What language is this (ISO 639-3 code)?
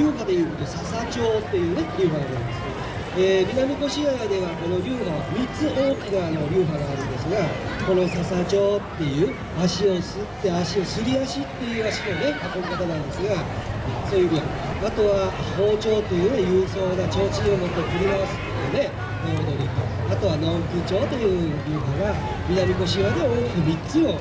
jpn